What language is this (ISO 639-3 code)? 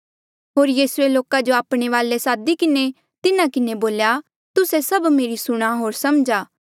mjl